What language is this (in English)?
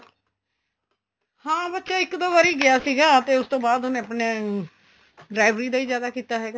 Punjabi